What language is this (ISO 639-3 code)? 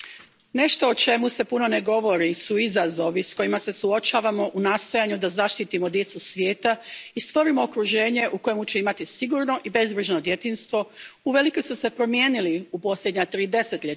hrv